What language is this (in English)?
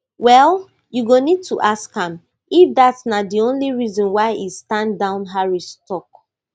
Nigerian Pidgin